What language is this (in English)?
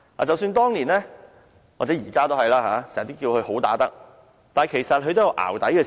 Cantonese